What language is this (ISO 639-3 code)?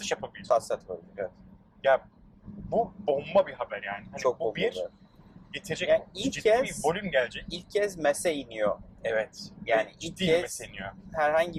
tur